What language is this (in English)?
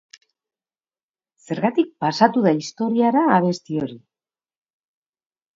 Basque